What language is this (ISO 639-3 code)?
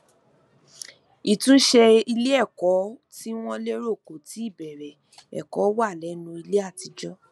yor